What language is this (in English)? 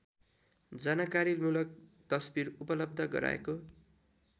Nepali